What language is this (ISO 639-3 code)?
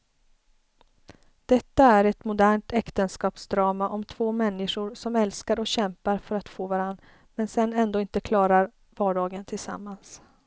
swe